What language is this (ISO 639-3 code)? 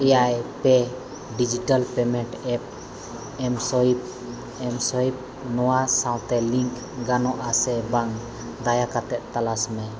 sat